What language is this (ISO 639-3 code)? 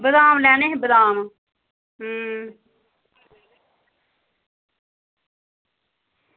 doi